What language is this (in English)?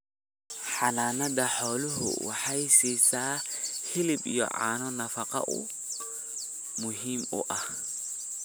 Somali